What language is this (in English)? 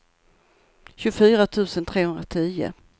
Swedish